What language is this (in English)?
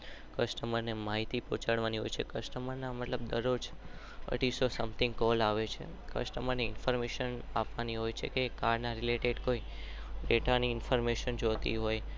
Gujarati